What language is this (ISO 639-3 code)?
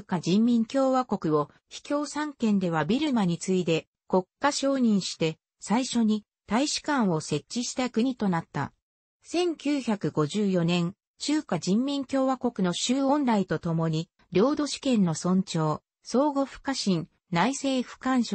jpn